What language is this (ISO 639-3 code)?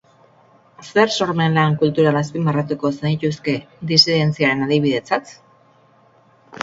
eus